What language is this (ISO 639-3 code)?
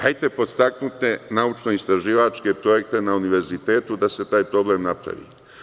srp